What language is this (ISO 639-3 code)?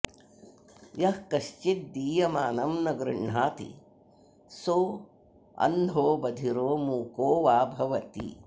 san